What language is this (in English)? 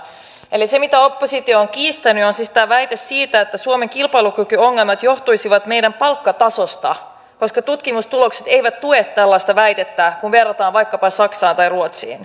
Finnish